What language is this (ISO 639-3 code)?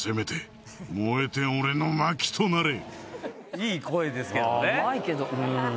jpn